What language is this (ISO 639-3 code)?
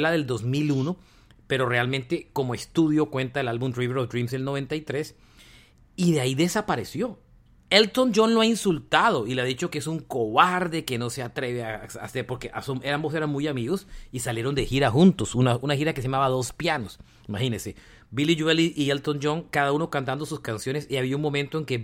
spa